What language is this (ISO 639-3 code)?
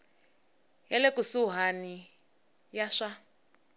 tso